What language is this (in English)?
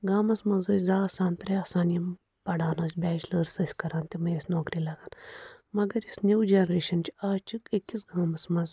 Kashmiri